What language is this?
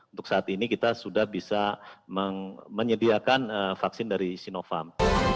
Indonesian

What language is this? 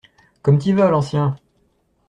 French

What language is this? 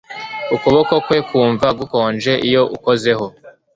Kinyarwanda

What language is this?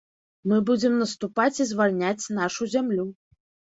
Belarusian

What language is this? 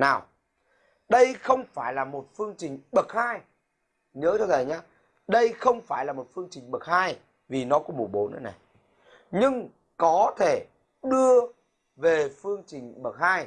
Vietnamese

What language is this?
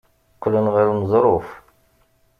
Kabyle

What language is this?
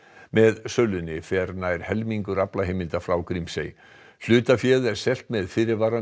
Icelandic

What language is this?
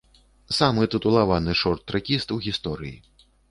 Belarusian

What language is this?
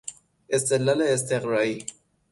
Persian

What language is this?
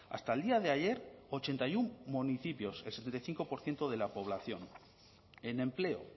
Spanish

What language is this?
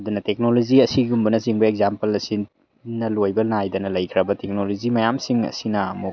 Manipuri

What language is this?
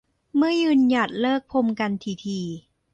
Thai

